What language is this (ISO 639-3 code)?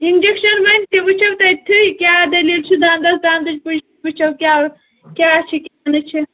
kas